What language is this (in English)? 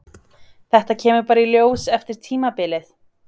Icelandic